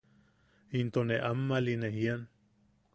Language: Yaqui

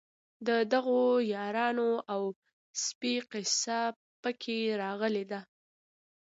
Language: Pashto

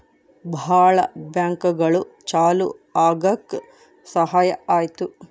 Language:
Kannada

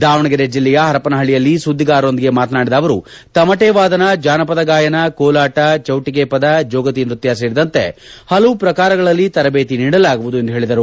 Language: Kannada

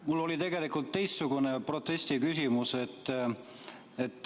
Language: Estonian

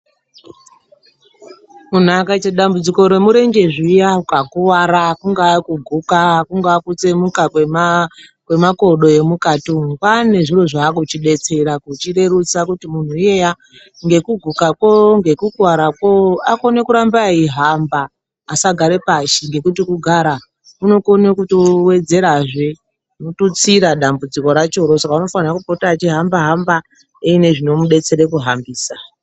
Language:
Ndau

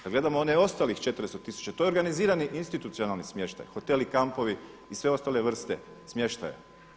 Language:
Croatian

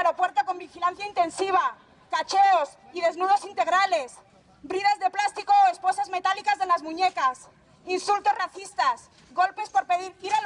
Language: Spanish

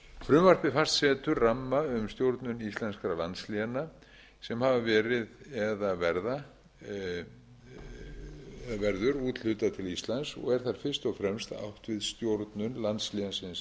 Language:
Icelandic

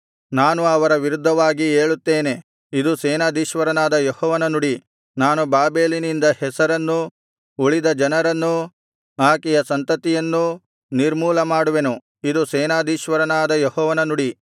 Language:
Kannada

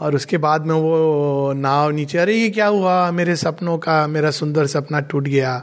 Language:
Hindi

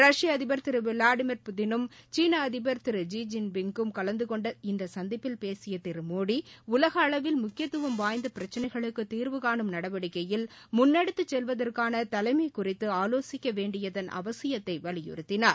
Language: Tamil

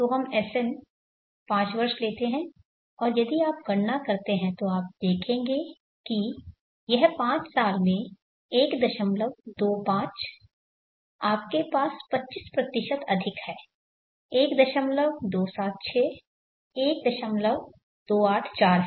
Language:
Hindi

